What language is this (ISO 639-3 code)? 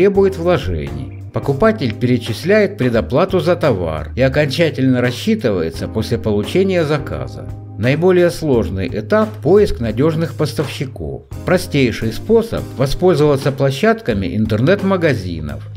rus